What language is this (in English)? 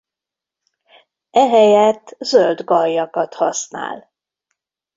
Hungarian